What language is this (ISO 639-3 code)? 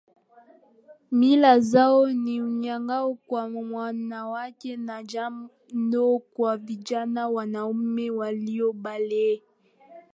swa